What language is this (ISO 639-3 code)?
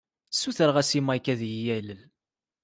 kab